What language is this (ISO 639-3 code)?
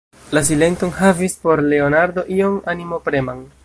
epo